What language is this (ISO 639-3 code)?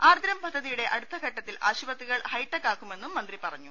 mal